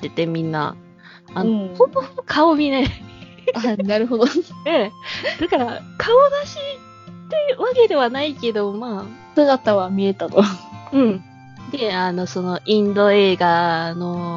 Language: Japanese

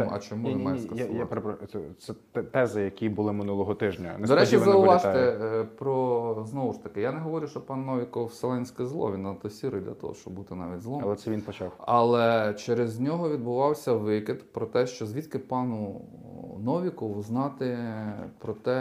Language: Ukrainian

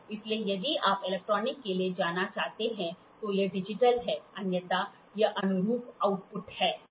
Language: Hindi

